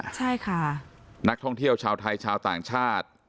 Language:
Thai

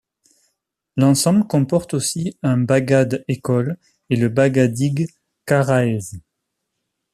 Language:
French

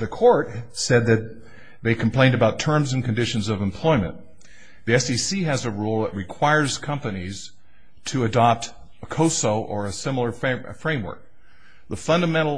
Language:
English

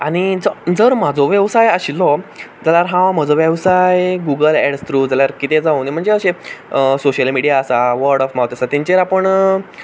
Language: Konkani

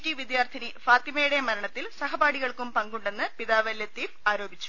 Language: Malayalam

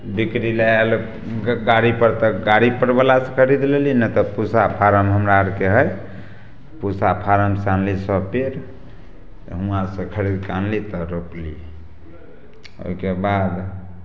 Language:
Maithili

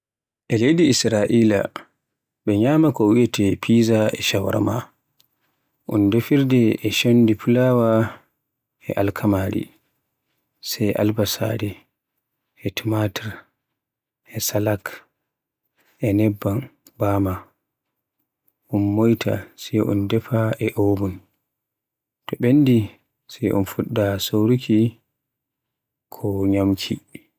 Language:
Borgu Fulfulde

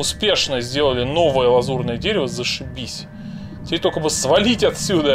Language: Russian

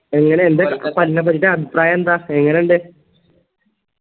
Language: Malayalam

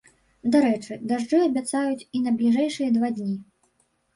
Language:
Belarusian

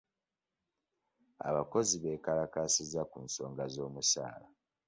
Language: Ganda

